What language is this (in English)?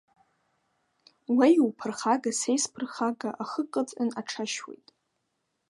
Abkhazian